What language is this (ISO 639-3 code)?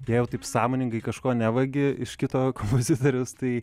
lit